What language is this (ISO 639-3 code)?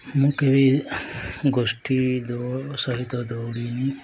ori